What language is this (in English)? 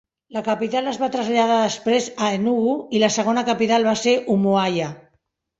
Catalan